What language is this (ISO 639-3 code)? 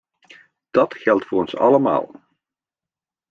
nld